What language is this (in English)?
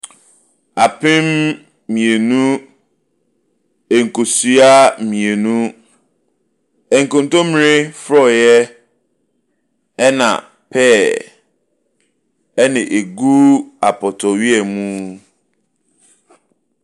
Akan